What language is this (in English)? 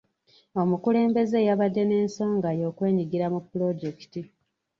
Ganda